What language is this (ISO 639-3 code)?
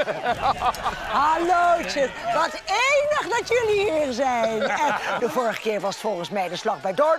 nld